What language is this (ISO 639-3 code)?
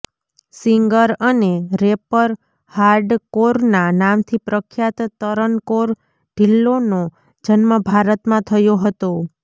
guj